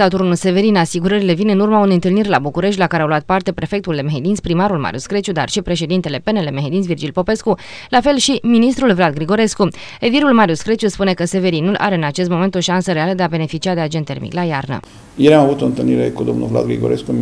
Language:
Romanian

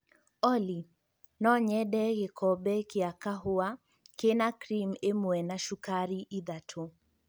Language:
Kikuyu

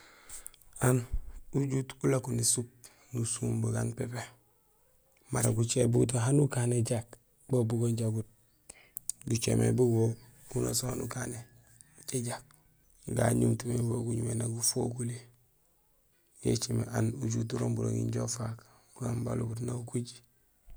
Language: Gusilay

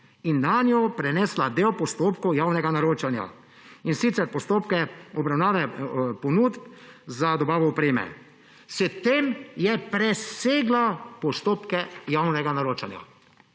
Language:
Slovenian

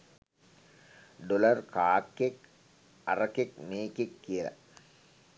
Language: Sinhala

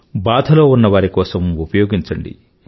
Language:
Telugu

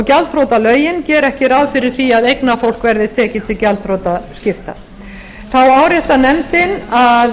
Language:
Icelandic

